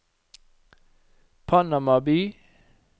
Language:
Norwegian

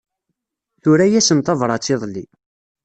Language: Kabyle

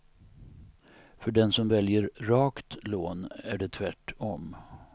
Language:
Swedish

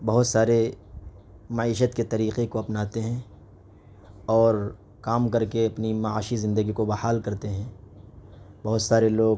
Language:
Urdu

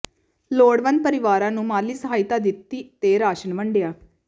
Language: Punjabi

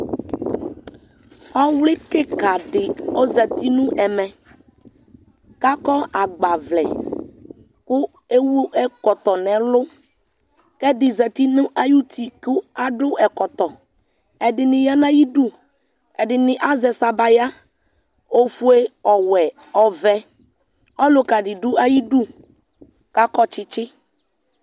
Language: Ikposo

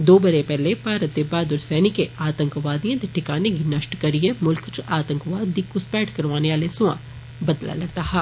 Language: Dogri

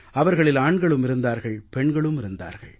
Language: Tamil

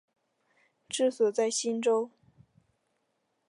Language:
Chinese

